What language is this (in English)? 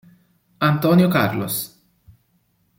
Italian